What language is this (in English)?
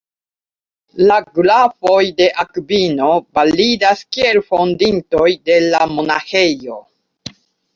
Esperanto